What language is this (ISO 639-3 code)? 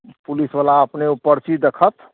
mai